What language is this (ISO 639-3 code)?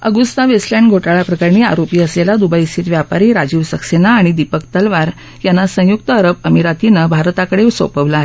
mar